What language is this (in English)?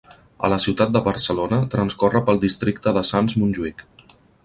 Catalan